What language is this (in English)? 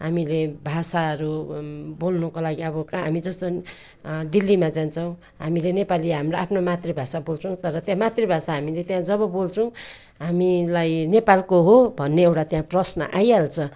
Nepali